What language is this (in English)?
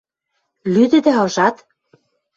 Western Mari